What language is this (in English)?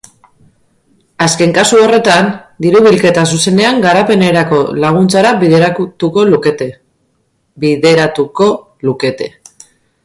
Basque